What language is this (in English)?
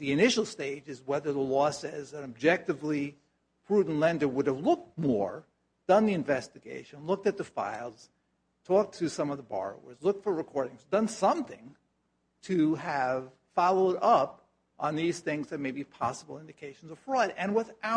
English